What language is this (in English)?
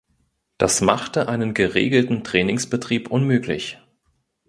German